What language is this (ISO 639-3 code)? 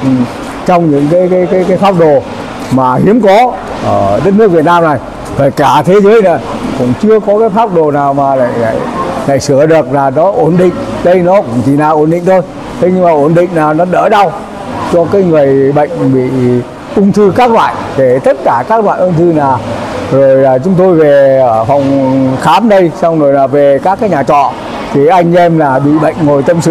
vie